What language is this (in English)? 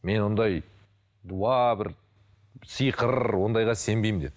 Kazakh